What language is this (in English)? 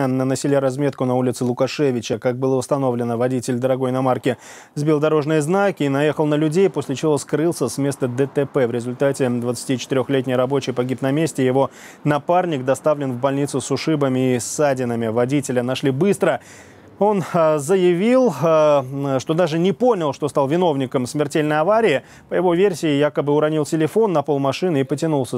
Russian